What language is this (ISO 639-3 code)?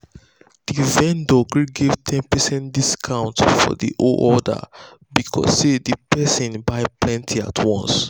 pcm